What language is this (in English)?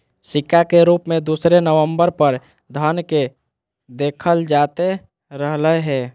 Magahi